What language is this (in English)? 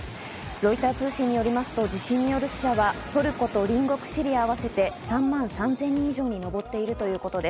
Japanese